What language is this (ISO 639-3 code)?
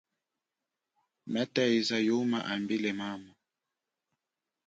cjk